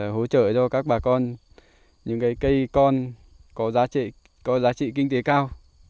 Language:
Vietnamese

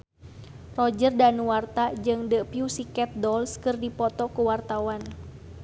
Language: Sundanese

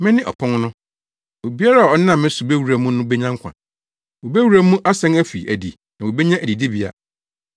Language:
Akan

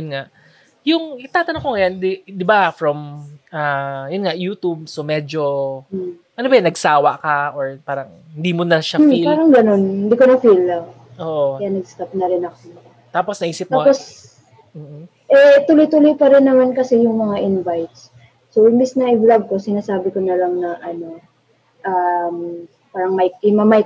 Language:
Filipino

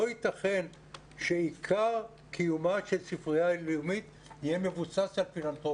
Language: Hebrew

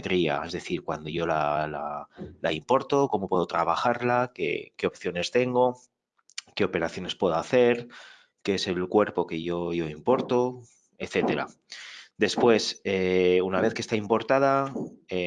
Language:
Spanish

